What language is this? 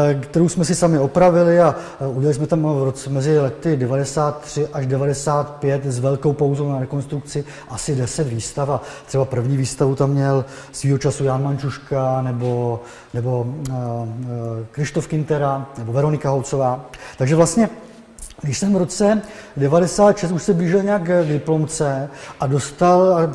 Czech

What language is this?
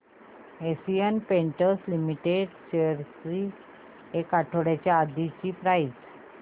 Marathi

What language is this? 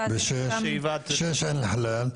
Hebrew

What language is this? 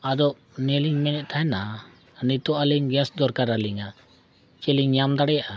Santali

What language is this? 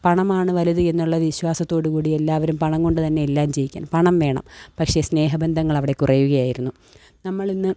Malayalam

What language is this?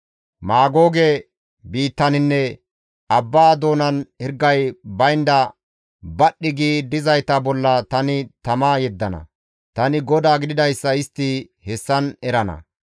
Gamo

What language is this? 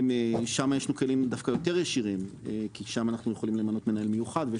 Hebrew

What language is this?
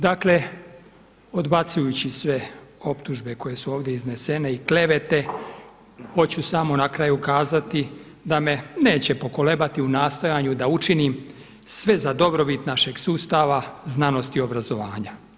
Croatian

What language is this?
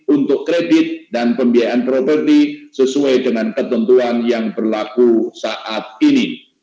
Indonesian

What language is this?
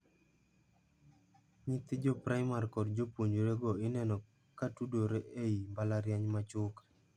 Luo (Kenya and Tanzania)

